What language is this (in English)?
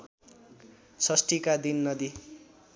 Nepali